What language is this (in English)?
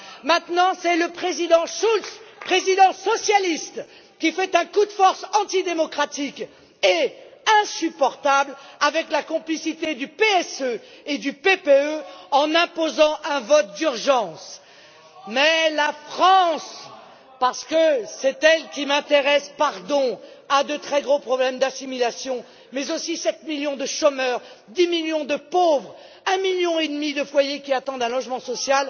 French